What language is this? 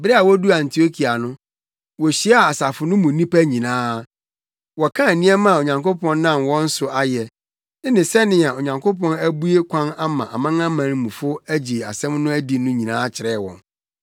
Akan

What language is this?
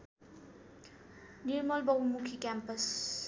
Nepali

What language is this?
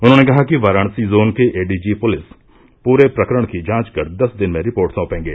Hindi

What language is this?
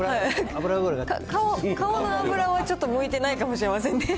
Japanese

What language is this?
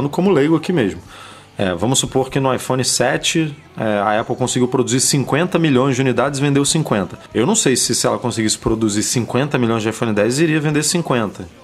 Portuguese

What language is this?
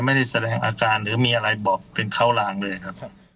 Thai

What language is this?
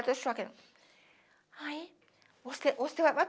Portuguese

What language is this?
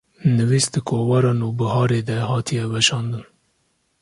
Kurdish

